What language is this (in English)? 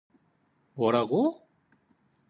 Korean